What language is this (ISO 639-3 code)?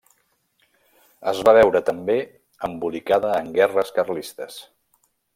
cat